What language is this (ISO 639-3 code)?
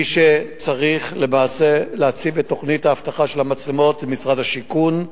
heb